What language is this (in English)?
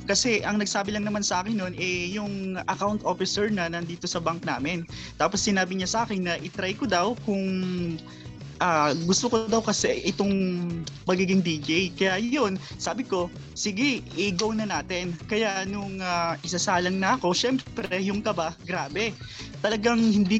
Filipino